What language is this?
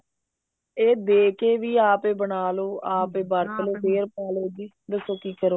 Punjabi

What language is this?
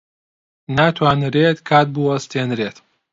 Central Kurdish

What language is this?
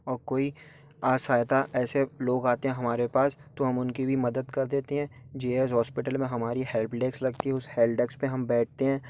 Hindi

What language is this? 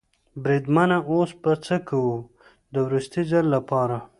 Pashto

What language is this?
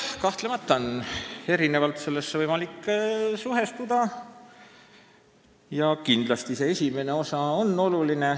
Estonian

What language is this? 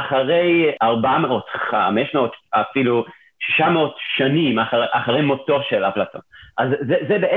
Hebrew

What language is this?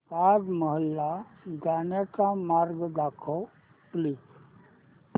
Marathi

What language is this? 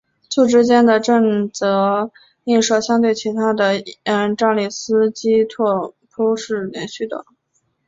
Chinese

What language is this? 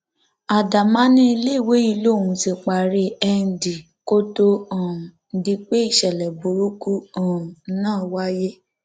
Yoruba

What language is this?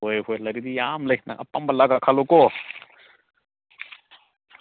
Manipuri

